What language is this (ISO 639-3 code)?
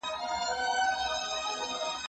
pus